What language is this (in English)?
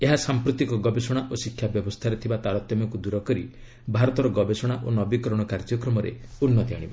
Odia